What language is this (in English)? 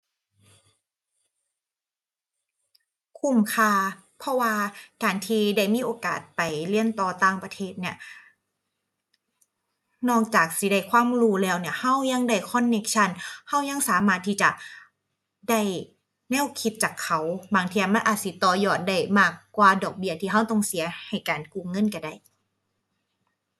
Thai